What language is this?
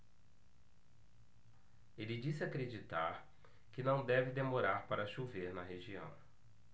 Portuguese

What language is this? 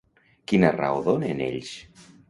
Catalan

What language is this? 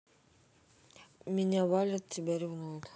Russian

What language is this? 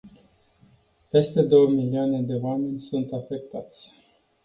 Romanian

